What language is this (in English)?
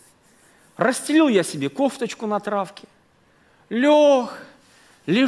Russian